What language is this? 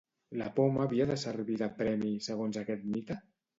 Catalan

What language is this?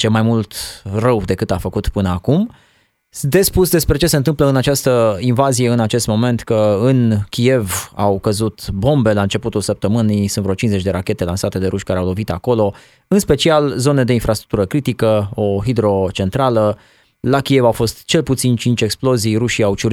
Romanian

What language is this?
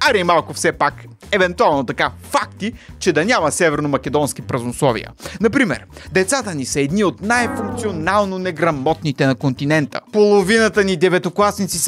Bulgarian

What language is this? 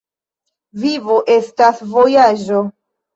Esperanto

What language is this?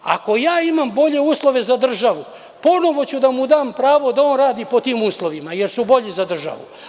Serbian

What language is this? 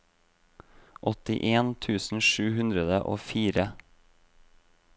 Norwegian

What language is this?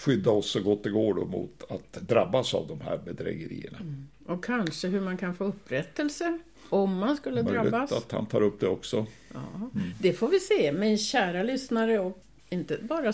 Swedish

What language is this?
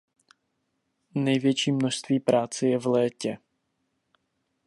Czech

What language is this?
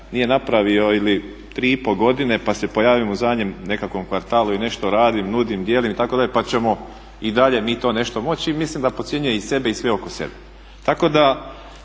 Croatian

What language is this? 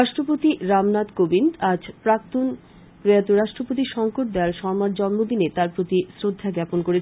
Bangla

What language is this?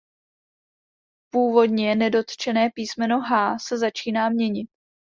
Czech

